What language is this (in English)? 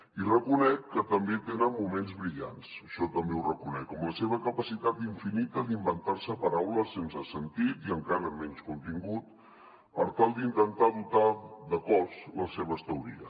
Catalan